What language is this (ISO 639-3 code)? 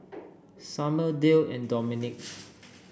eng